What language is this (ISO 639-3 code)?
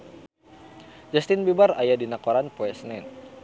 sun